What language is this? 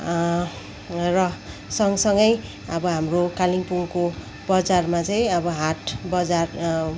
Nepali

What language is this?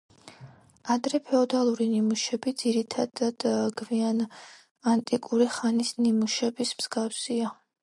Georgian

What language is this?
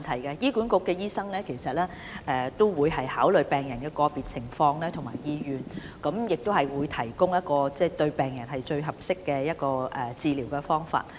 Cantonese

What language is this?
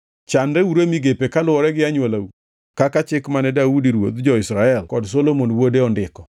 Luo (Kenya and Tanzania)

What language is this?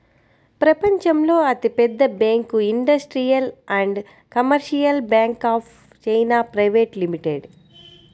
Telugu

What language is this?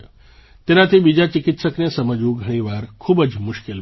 Gujarati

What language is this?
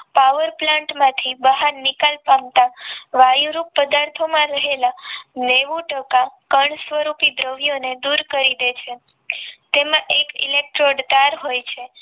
Gujarati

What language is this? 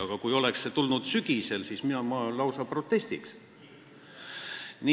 Estonian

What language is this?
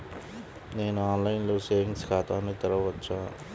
Telugu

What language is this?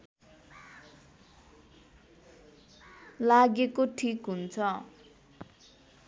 Nepali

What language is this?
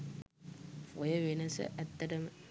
Sinhala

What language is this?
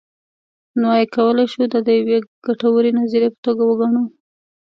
Pashto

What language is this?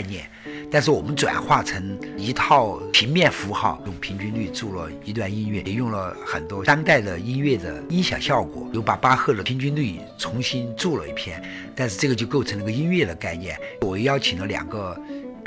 Chinese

